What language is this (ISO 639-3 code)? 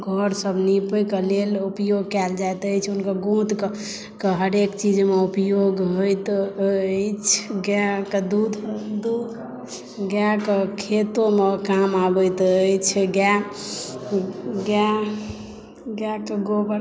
mai